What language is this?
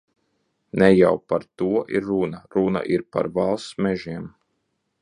Latvian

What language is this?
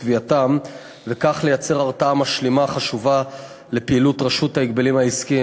Hebrew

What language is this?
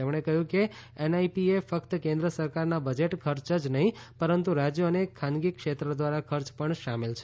Gujarati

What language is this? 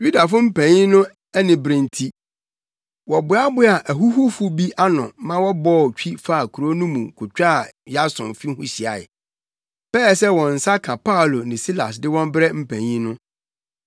Akan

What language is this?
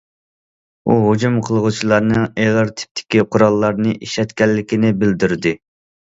Uyghur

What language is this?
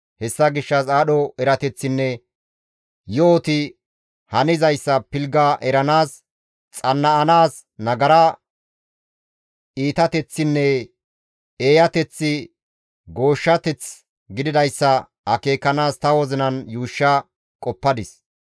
Gamo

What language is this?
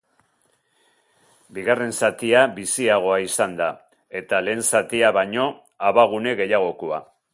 Basque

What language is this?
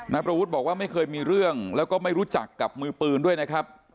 Thai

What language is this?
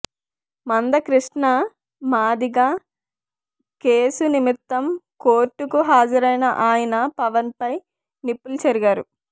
Telugu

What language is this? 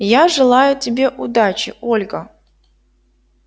Russian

